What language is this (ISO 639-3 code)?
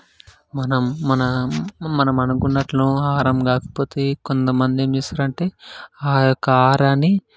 tel